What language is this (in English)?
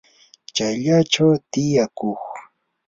Yanahuanca Pasco Quechua